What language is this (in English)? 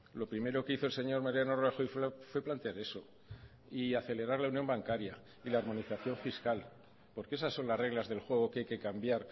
Spanish